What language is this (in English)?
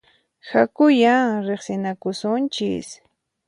Puno Quechua